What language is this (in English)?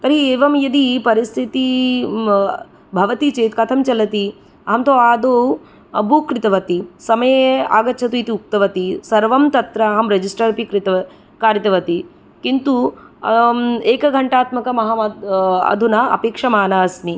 Sanskrit